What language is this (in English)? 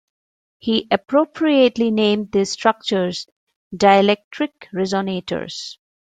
English